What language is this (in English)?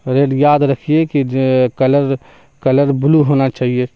Urdu